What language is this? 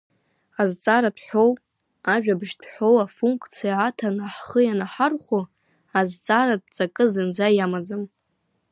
Abkhazian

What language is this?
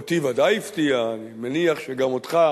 Hebrew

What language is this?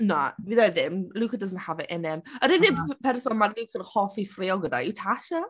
Welsh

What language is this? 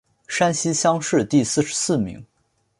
Chinese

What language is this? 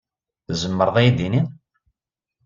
Kabyle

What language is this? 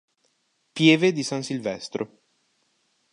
Italian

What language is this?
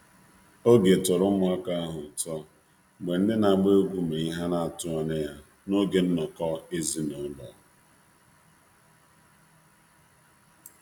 Igbo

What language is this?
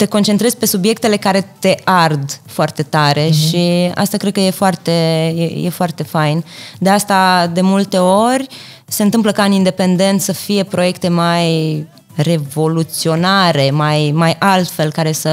Romanian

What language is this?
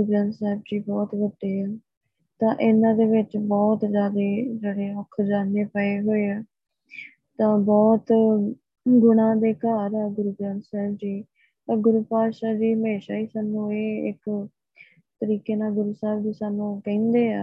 Punjabi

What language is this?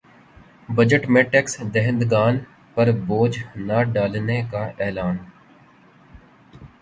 Urdu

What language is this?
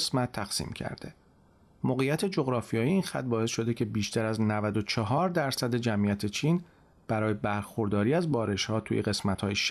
Persian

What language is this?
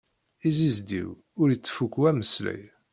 Kabyle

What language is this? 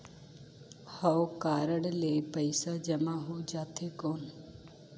Chhattisgarhi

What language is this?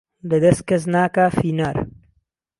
Central Kurdish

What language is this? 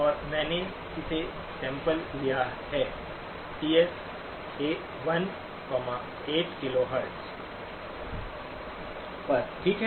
Hindi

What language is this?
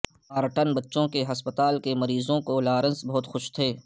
Urdu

